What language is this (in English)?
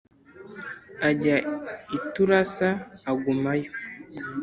Kinyarwanda